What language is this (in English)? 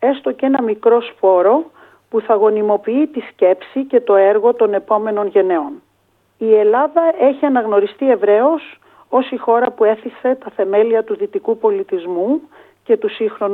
Greek